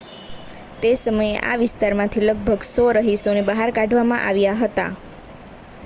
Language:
Gujarati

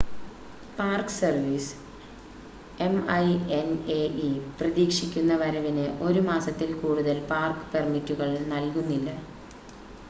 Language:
Malayalam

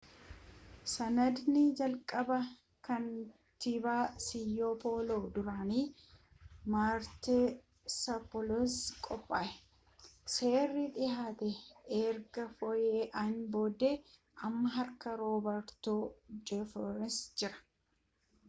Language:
Oromo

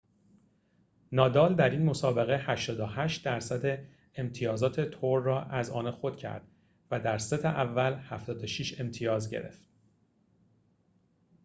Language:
Persian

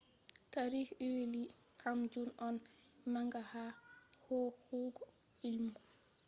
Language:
Fula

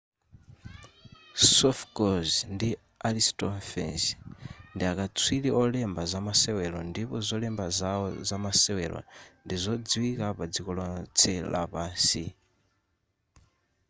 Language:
Nyanja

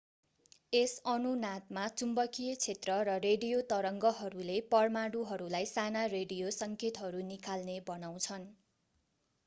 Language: Nepali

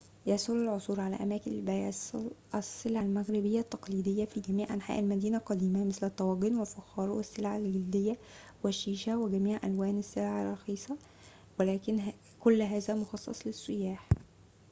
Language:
Arabic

